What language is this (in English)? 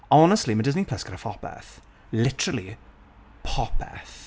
Welsh